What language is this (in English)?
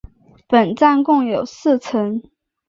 Chinese